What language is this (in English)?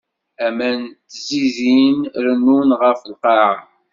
Kabyle